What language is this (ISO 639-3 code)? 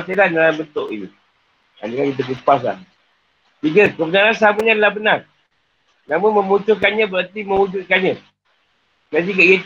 msa